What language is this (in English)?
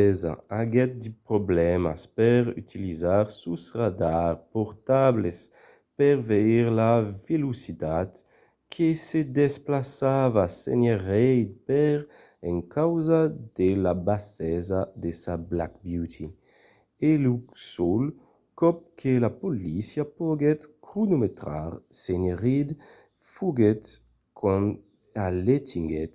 Occitan